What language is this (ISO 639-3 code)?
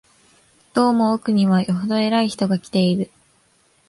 jpn